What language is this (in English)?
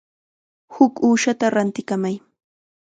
Chiquián Ancash Quechua